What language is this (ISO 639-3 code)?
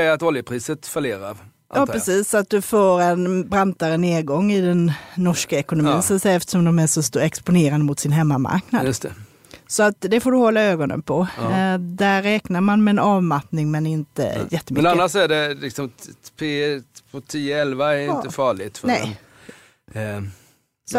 swe